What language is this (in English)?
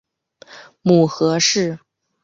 Chinese